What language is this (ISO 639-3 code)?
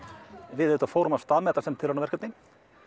isl